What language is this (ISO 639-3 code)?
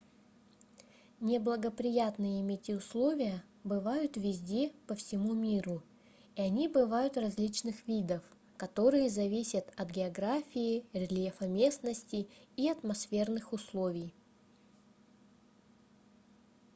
rus